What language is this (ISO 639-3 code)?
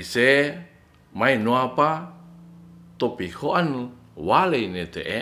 rth